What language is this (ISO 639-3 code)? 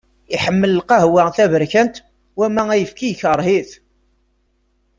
kab